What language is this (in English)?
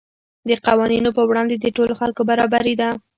Pashto